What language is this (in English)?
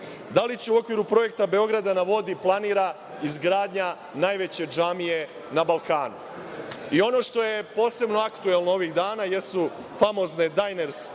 Serbian